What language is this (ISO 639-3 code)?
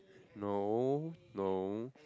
eng